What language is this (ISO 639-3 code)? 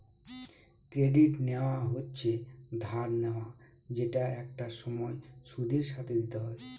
ben